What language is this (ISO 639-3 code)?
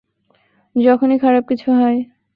ben